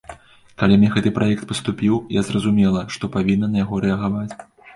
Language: Belarusian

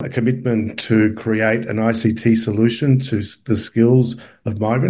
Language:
Indonesian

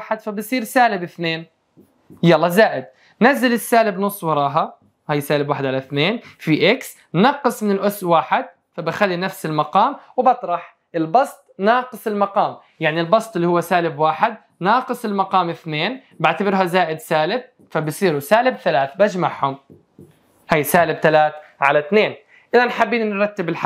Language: Arabic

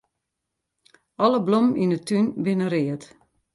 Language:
Western Frisian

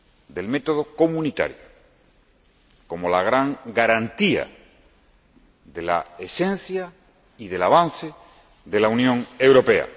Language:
Spanish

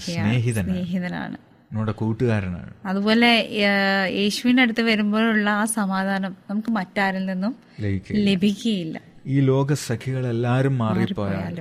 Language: Malayalam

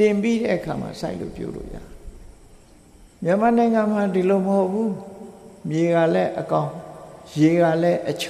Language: Vietnamese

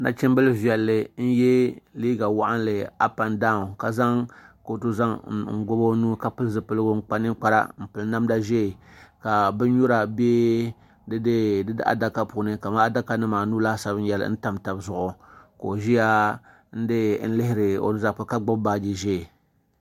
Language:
Dagbani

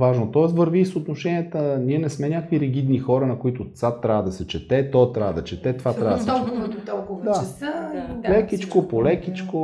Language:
Bulgarian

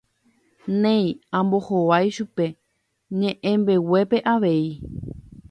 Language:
Guarani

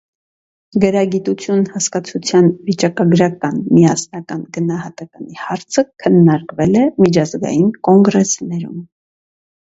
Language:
Armenian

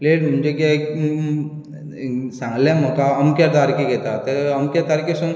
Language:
Konkani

